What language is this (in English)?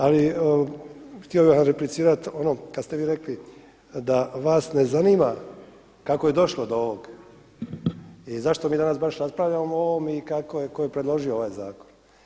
Croatian